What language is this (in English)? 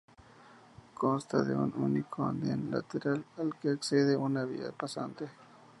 Spanish